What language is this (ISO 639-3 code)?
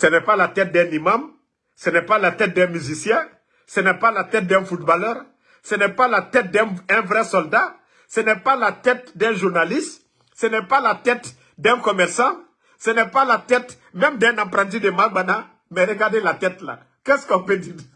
fra